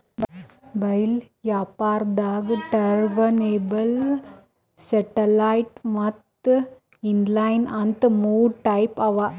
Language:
Kannada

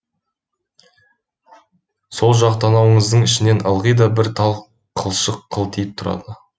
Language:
Kazakh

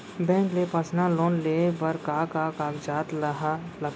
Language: Chhattisgarhi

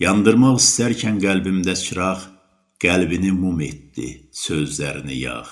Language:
Turkish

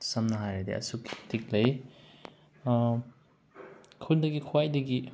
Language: Manipuri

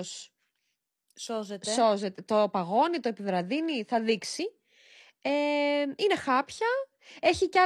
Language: Greek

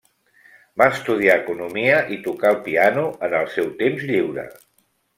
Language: Catalan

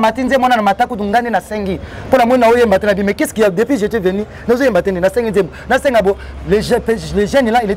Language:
French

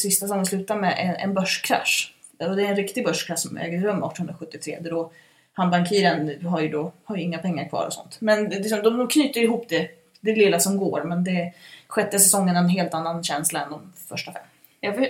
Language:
Swedish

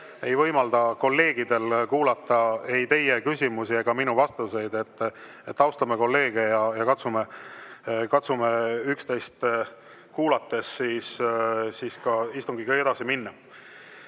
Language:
Estonian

